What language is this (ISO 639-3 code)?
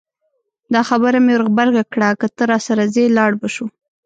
pus